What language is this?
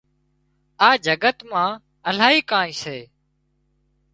Wadiyara Koli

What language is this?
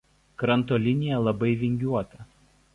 Lithuanian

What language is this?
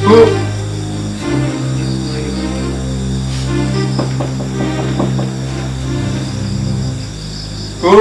Indonesian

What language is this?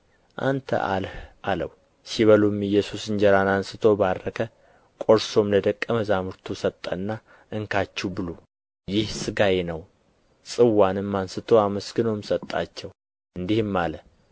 Amharic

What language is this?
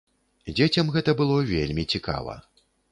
Belarusian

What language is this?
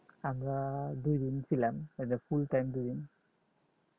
Bangla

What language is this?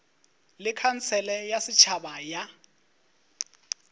Northern Sotho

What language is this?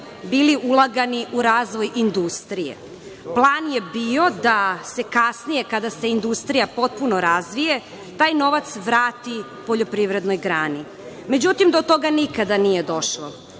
Serbian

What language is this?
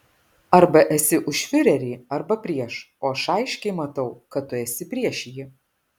Lithuanian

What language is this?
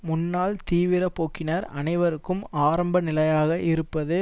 Tamil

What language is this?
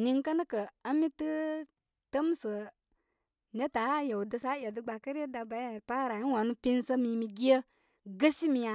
Koma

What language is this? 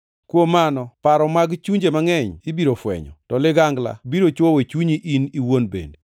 Luo (Kenya and Tanzania)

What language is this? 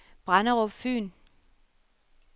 Danish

